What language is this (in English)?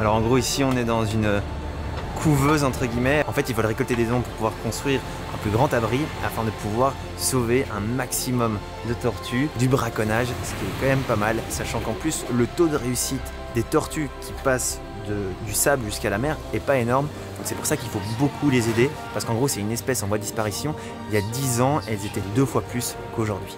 French